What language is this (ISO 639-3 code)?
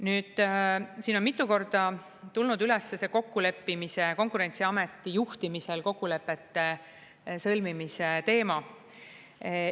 est